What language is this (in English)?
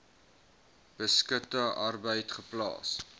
Afrikaans